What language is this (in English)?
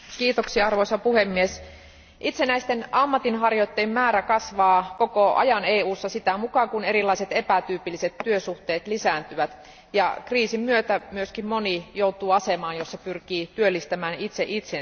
Finnish